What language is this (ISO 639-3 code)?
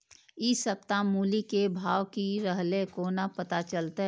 mai